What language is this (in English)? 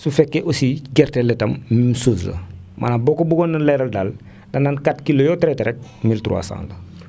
Wolof